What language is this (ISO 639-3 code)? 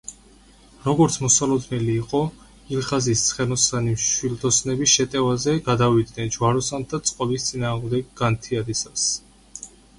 kat